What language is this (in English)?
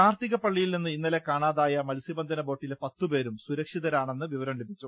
Malayalam